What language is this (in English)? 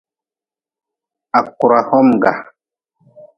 Nawdm